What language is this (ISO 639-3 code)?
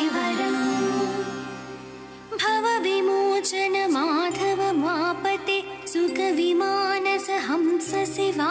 kan